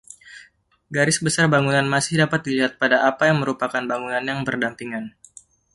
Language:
Indonesian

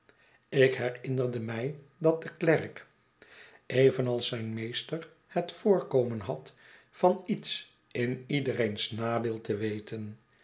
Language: Dutch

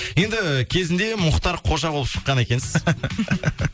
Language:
Kazakh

